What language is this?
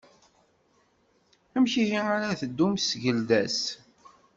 Kabyle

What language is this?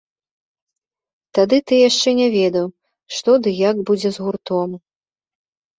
Belarusian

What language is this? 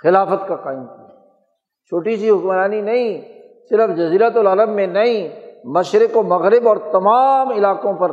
Urdu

